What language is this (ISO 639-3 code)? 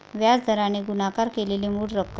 mar